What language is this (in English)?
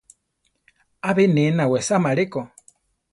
Central Tarahumara